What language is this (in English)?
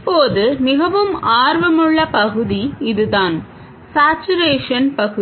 Tamil